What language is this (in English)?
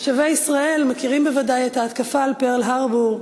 Hebrew